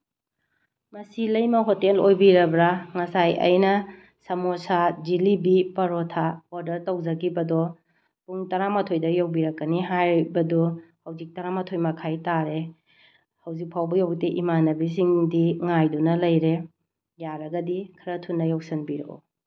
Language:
Manipuri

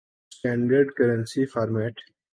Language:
Urdu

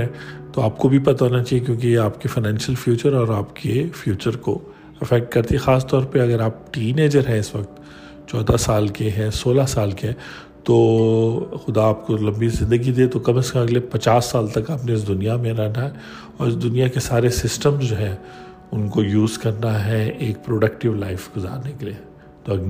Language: Urdu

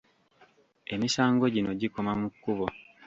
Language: Ganda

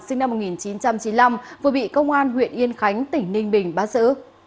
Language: Vietnamese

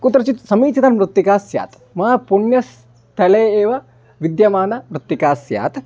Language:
Sanskrit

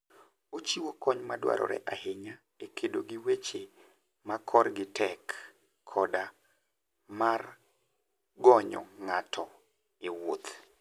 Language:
Luo (Kenya and Tanzania)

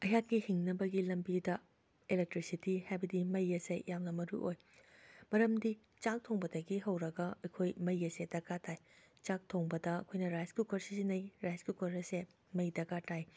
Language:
Manipuri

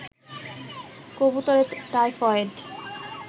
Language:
Bangla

